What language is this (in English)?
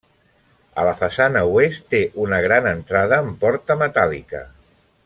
Catalan